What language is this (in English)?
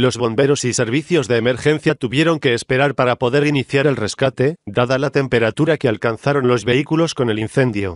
Spanish